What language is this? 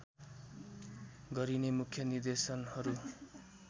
Nepali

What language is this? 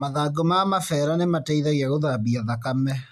Kikuyu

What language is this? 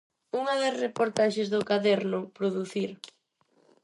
Galician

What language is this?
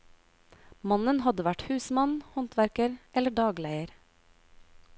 Norwegian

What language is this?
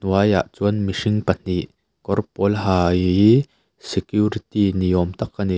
Mizo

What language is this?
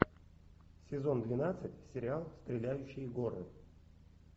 Russian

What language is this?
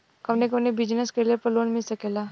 Bhojpuri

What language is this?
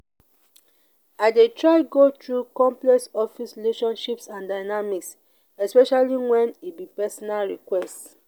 Nigerian Pidgin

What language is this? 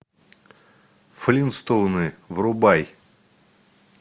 Russian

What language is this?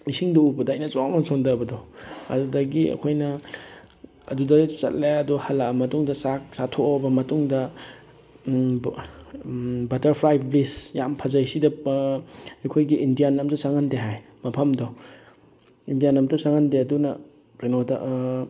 Manipuri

